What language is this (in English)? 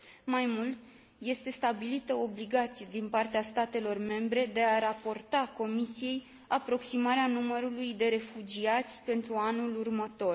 Romanian